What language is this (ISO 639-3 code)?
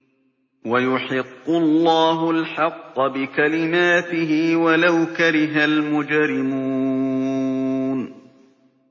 ara